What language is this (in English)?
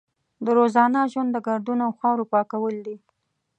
Pashto